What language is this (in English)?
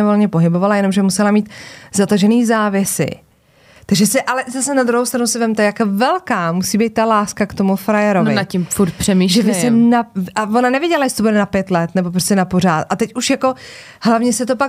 Czech